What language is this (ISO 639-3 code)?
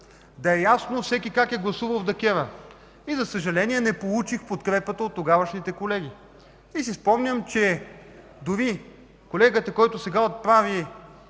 bul